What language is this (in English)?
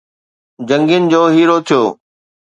Sindhi